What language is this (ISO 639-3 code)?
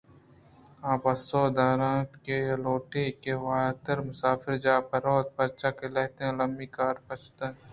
bgp